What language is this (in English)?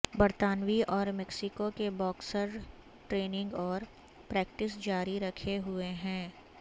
Urdu